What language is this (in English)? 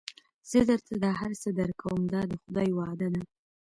Pashto